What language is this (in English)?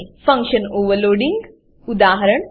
Gujarati